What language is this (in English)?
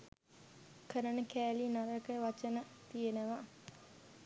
Sinhala